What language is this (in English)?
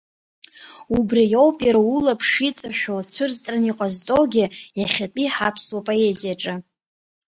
Abkhazian